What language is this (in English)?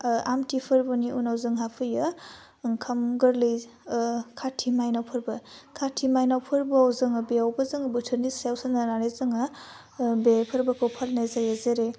Bodo